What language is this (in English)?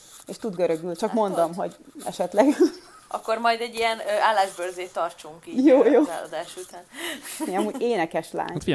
Hungarian